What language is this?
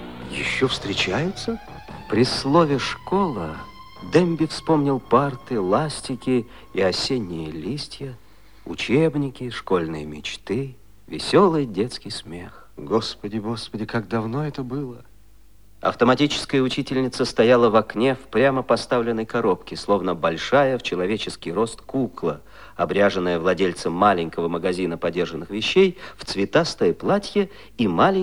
Russian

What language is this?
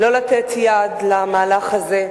Hebrew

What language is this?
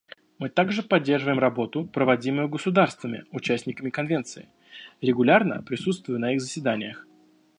Russian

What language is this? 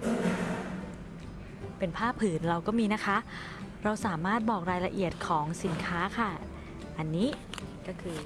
Thai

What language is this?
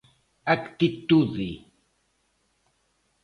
Galician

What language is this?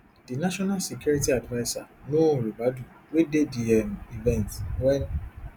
Nigerian Pidgin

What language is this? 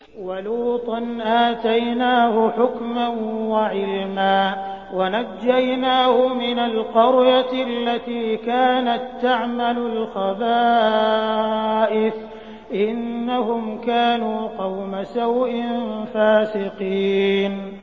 Arabic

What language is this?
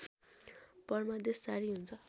Nepali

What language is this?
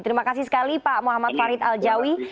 Indonesian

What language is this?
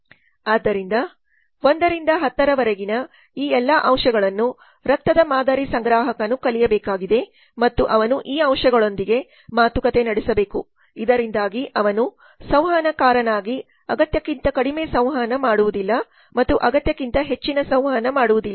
Kannada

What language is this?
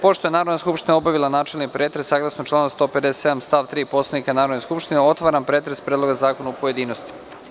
Serbian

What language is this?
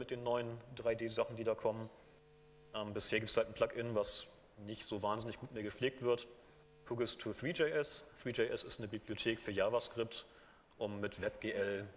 German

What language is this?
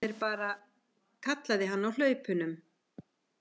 Icelandic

